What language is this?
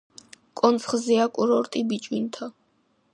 Georgian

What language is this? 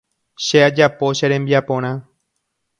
Guarani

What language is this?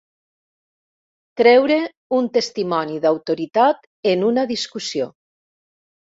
Catalan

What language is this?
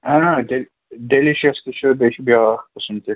Kashmiri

